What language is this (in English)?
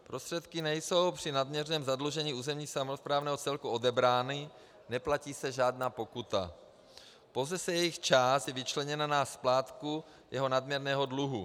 Czech